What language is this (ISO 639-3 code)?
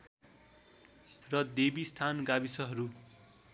nep